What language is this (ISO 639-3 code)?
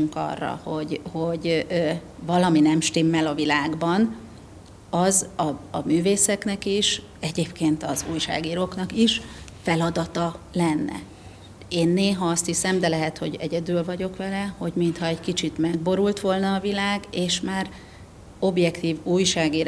hun